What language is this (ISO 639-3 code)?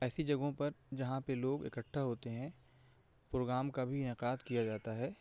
urd